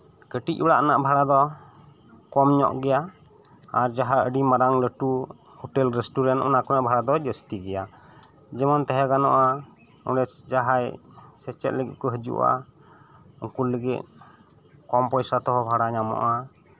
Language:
Santali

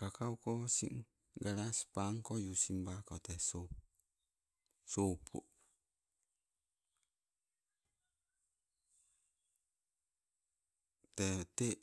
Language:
Sibe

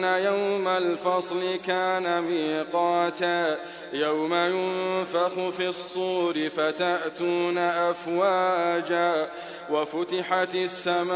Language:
Arabic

